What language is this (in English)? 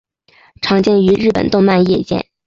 Chinese